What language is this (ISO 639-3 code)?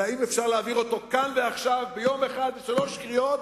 heb